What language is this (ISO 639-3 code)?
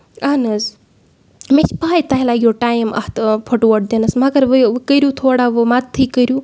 kas